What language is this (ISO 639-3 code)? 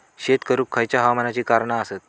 mar